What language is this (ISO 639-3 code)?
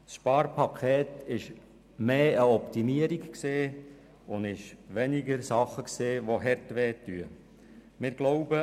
gsw